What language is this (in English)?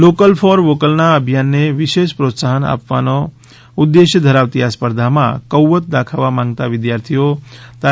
Gujarati